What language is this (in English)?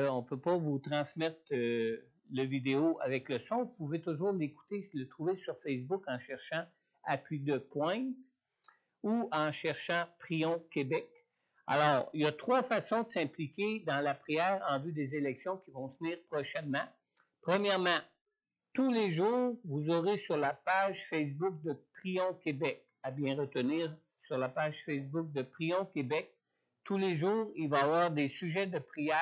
French